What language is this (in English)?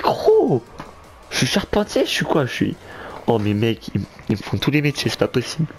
French